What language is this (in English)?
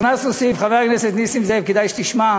Hebrew